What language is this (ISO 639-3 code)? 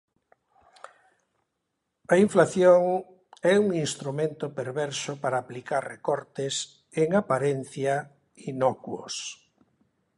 glg